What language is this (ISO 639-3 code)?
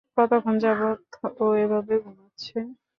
ben